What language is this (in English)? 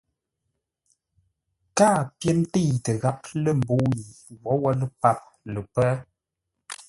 Ngombale